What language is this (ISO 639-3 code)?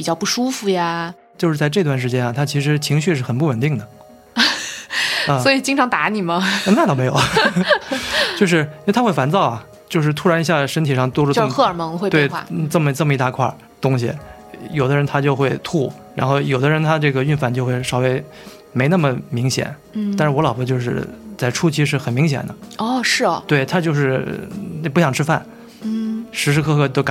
zho